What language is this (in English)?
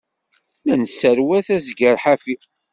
Kabyle